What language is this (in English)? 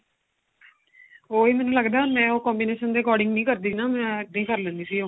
Punjabi